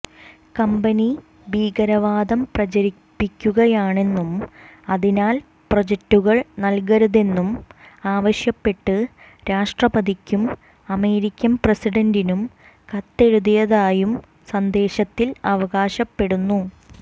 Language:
Malayalam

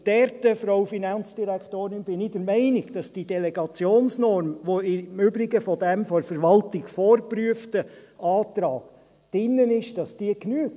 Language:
Swiss German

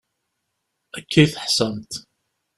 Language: Kabyle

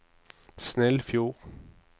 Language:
Norwegian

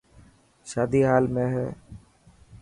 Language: Dhatki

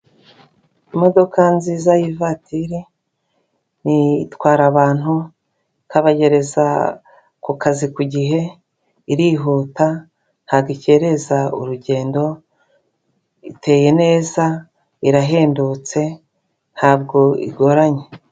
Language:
Kinyarwanda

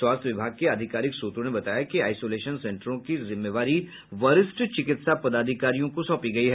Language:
Hindi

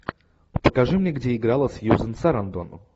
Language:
Russian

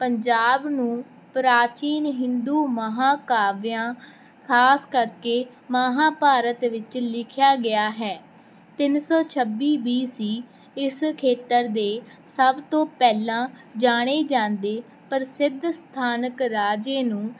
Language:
Punjabi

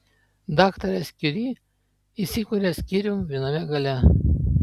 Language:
Lithuanian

